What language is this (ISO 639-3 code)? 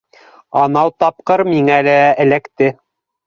bak